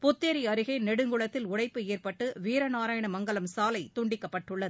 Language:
Tamil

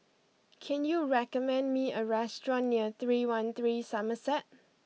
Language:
English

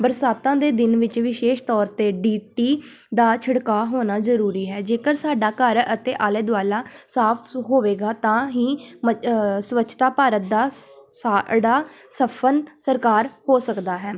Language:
Punjabi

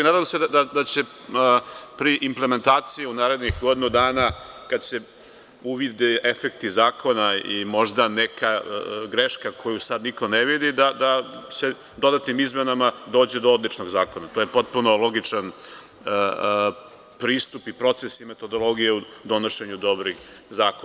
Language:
Serbian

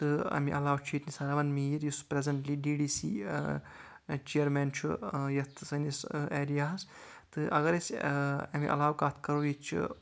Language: Kashmiri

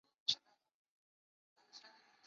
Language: Chinese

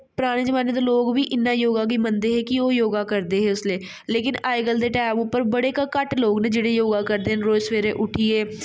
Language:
Dogri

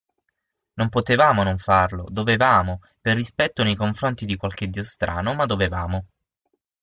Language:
Italian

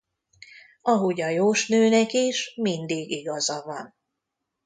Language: Hungarian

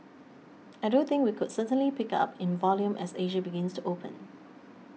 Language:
English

